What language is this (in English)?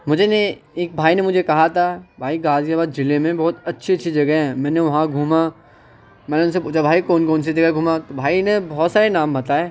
Urdu